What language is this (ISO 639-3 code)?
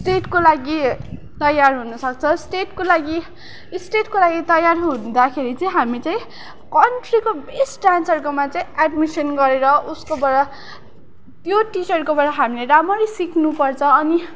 nep